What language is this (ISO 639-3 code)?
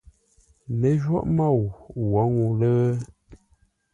nla